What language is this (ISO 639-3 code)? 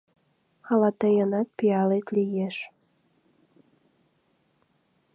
chm